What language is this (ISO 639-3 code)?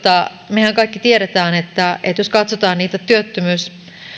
fin